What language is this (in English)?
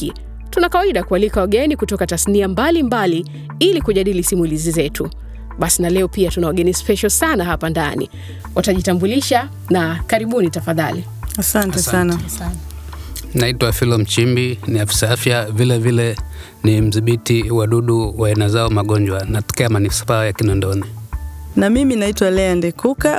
Swahili